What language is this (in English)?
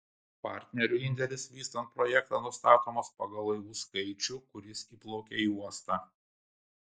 Lithuanian